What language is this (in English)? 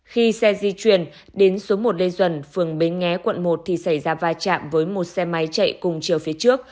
Vietnamese